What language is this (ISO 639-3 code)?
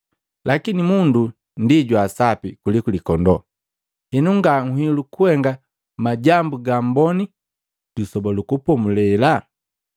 mgv